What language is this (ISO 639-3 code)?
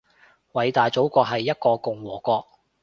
yue